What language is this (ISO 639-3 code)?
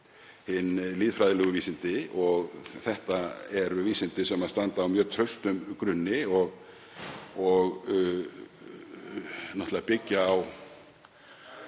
isl